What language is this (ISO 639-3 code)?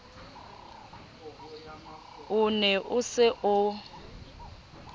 sot